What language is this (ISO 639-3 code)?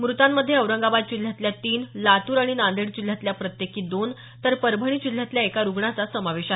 mar